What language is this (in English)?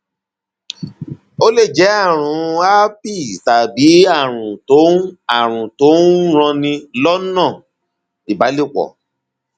Yoruba